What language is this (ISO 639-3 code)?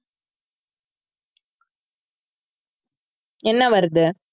tam